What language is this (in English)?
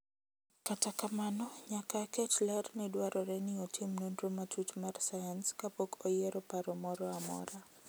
Luo (Kenya and Tanzania)